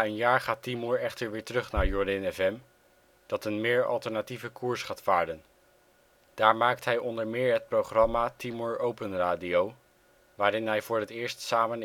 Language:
Dutch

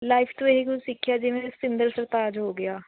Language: Punjabi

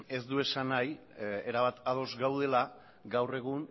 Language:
Basque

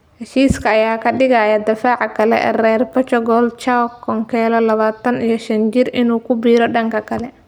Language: Somali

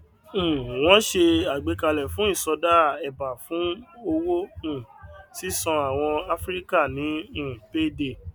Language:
Yoruba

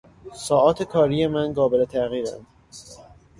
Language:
Persian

